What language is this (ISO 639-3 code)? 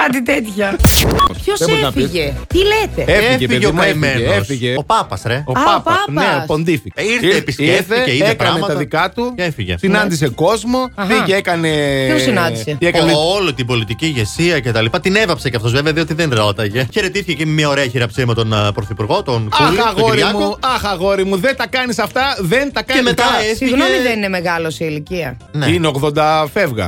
ell